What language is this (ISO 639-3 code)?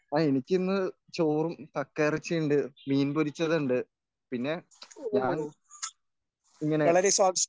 mal